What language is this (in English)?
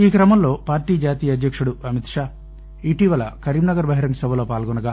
Telugu